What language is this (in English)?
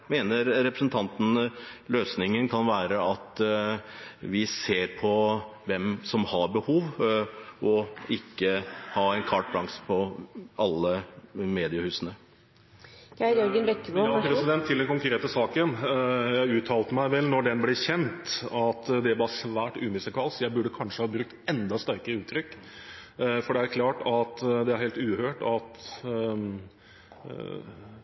Norwegian Bokmål